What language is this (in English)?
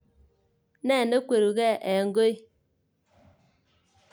Kalenjin